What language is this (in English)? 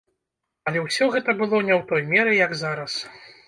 Belarusian